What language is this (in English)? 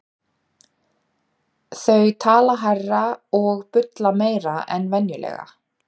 Icelandic